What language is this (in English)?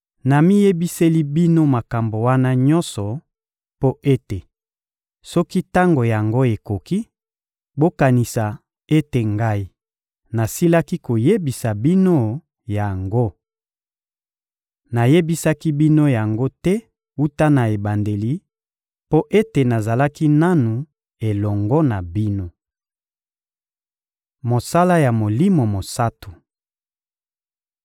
Lingala